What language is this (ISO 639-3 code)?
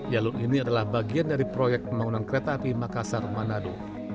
ind